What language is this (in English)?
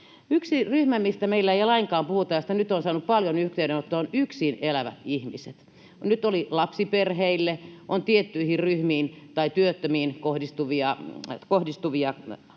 Finnish